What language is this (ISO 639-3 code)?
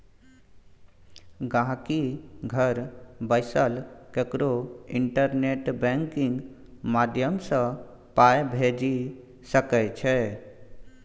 mai